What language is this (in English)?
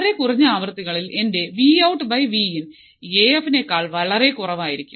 Malayalam